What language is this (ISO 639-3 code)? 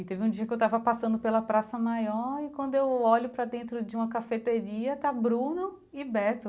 por